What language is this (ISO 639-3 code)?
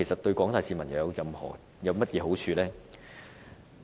yue